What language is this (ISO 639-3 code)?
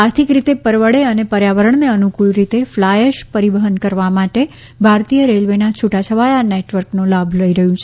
guj